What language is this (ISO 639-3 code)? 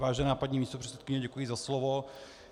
ces